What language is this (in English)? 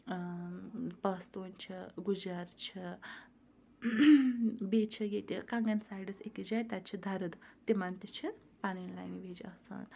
Kashmiri